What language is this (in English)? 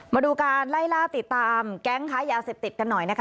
Thai